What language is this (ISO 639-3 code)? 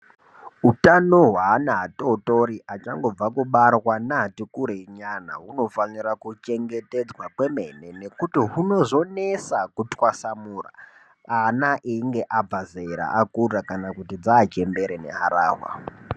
ndc